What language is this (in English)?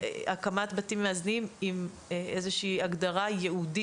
Hebrew